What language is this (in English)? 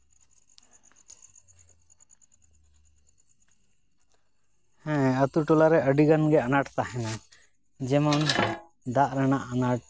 Santali